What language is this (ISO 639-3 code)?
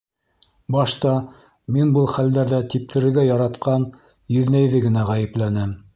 bak